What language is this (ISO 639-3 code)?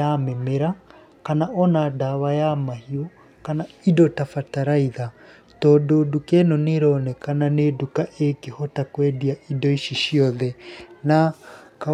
kik